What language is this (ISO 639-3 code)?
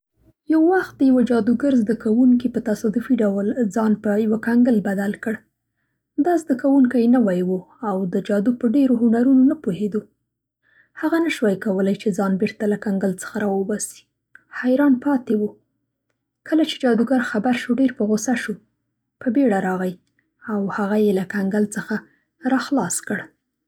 pst